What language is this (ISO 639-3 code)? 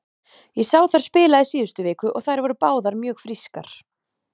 isl